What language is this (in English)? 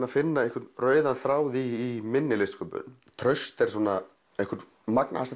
Icelandic